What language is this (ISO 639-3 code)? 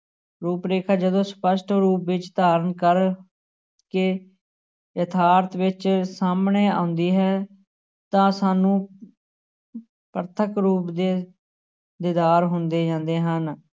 pan